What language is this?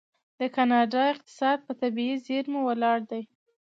Pashto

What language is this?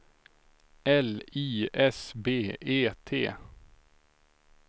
Swedish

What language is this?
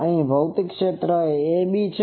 Gujarati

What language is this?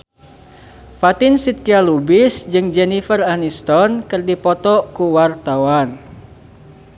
Sundanese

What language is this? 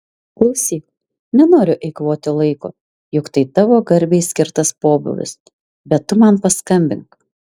Lithuanian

